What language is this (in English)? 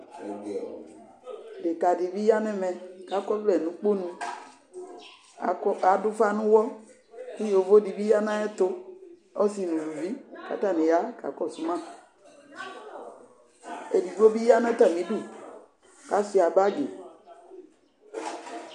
Ikposo